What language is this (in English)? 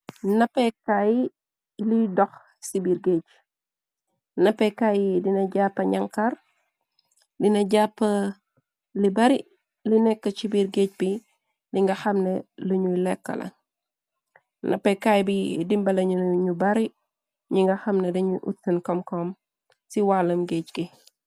Wolof